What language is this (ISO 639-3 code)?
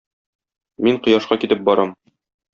tat